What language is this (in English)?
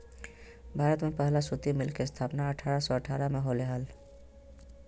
Magahi